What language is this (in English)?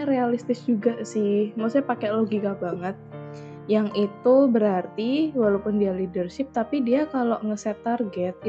Indonesian